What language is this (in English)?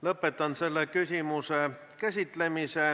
Estonian